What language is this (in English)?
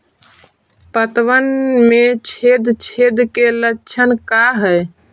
Magahi